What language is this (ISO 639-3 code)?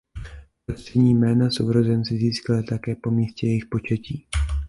ces